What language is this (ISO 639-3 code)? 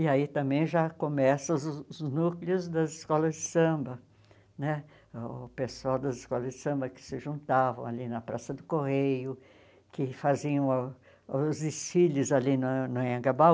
por